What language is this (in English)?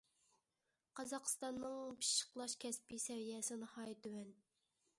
Uyghur